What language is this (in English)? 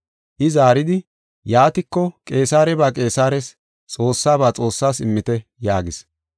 Gofa